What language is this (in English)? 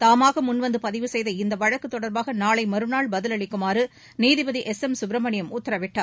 Tamil